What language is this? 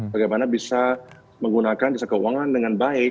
Indonesian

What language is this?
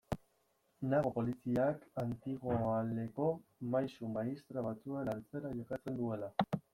Basque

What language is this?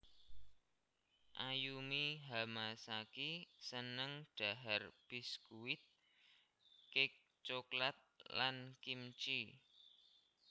Javanese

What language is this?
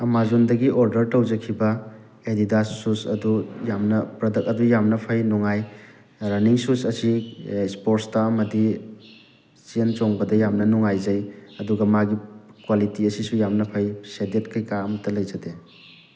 Manipuri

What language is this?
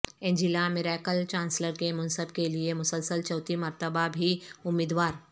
Urdu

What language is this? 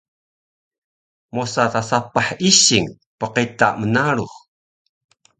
Taroko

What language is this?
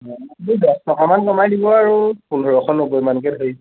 Assamese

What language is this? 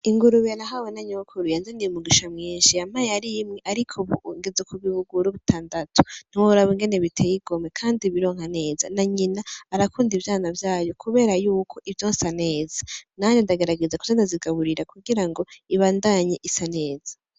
Rundi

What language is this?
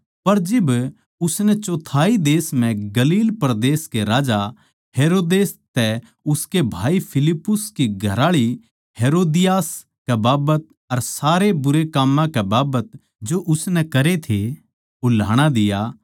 Haryanvi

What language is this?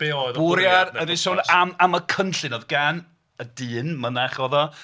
Welsh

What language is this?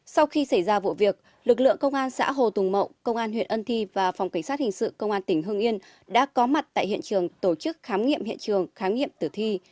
Vietnamese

